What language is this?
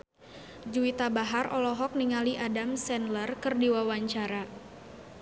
Sundanese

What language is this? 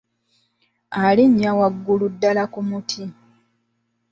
Ganda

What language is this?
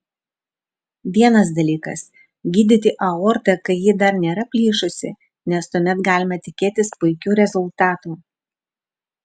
Lithuanian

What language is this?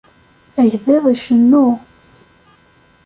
Kabyle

